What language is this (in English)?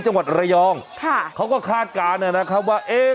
Thai